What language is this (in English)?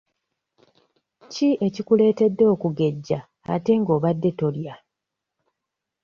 Ganda